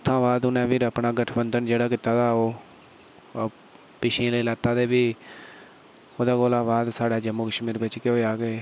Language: Dogri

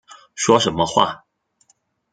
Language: Chinese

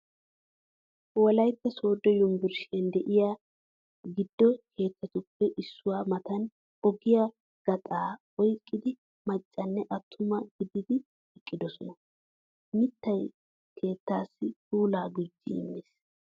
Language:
Wolaytta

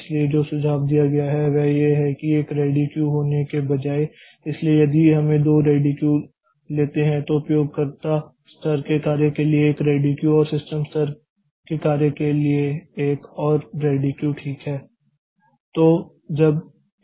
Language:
Hindi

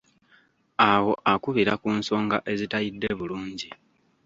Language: Ganda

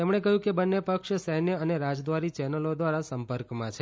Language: Gujarati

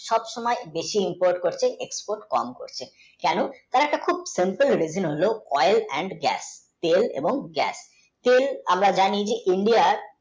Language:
Bangla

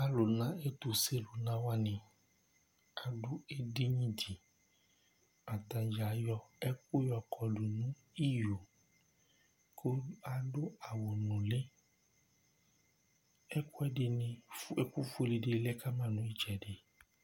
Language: Ikposo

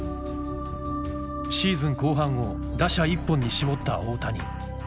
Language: Japanese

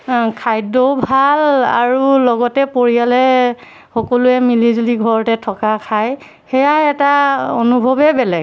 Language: Assamese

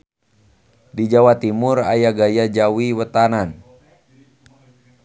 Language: Sundanese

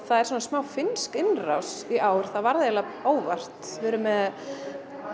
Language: Icelandic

